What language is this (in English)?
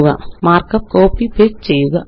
Malayalam